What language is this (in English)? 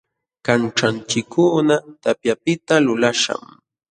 Jauja Wanca Quechua